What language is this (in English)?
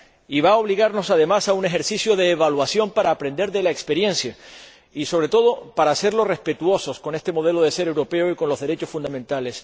Spanish